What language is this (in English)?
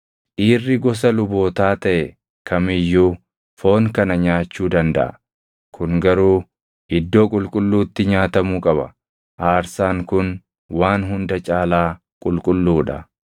Oromo